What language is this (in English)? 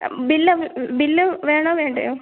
Malayalam